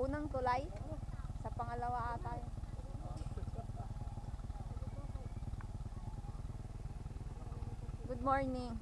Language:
Indonesian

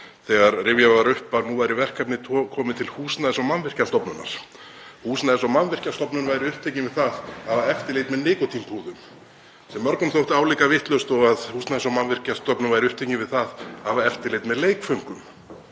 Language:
Icelandic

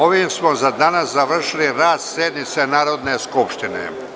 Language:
Serbian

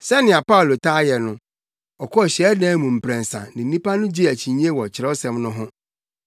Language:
Akan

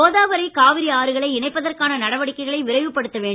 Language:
Tamil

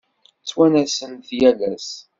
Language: Kabyle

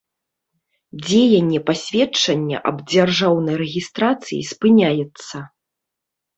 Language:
Belarusian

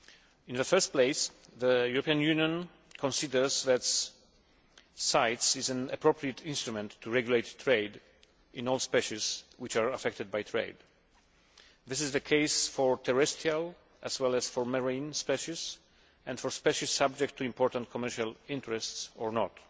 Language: English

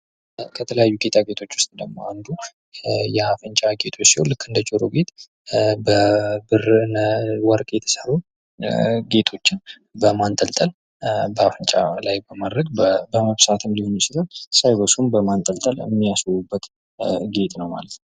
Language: Amharic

